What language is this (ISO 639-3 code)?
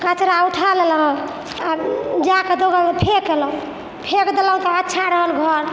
mai